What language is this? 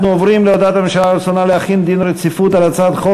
Hebrew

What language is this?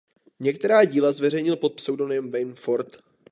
Czech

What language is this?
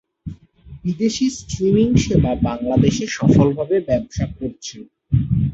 Bangla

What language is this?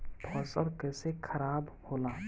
Bhojpuri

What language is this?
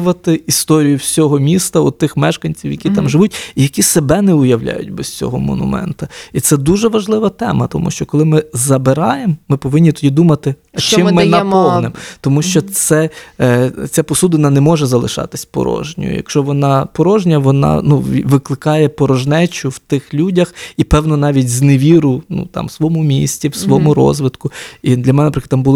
Ukrainian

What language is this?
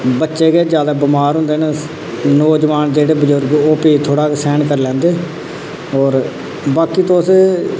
Dogri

